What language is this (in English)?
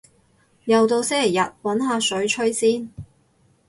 Cantonese